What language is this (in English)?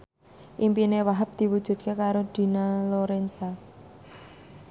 Javanese